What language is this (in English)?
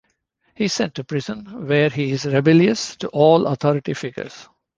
English